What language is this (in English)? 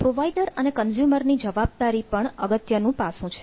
Gujarati